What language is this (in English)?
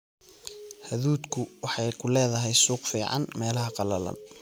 Somali